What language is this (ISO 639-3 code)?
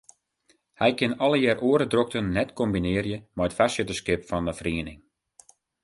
fry